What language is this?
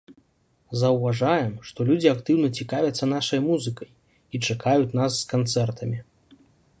Belarusian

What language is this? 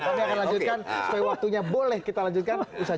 Indonesian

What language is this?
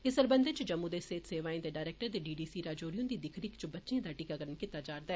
Dogri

